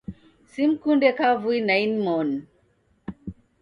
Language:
Taita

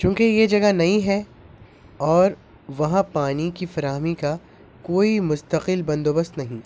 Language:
Urdu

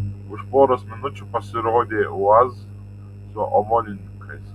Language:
Lithuanian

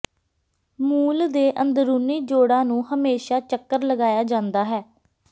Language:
Punjabi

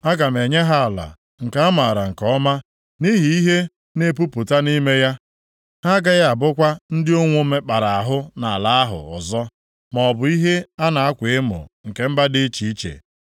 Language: Igbo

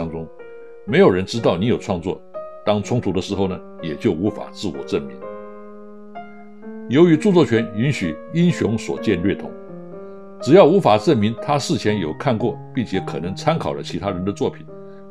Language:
Chinese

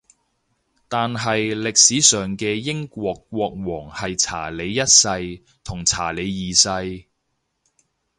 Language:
Cantonese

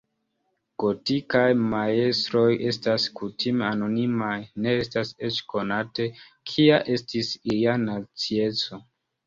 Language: Esperanto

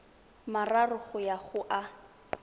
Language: Tswana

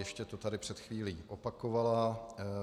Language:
Czech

